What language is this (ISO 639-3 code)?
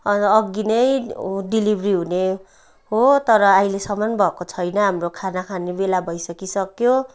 nep